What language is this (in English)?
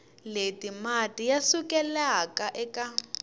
Tsonga